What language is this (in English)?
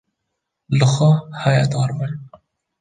Kurdish